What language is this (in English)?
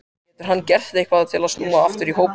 Icelandic